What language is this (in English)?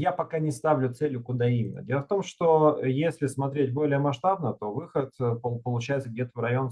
Russian